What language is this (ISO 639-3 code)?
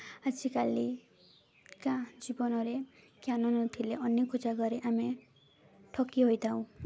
ori